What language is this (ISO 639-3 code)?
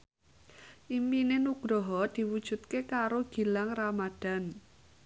jav